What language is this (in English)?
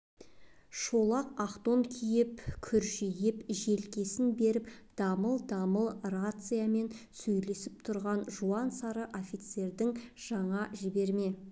Kazakh